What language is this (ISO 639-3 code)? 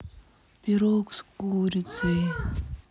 rus